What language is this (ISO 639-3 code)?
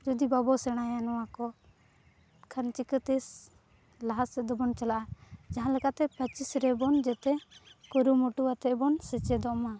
sat